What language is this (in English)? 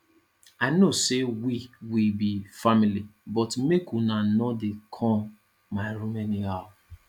Nigerian Pidgin